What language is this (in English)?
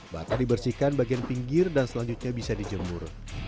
Indonesian